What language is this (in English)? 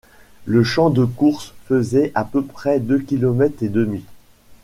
French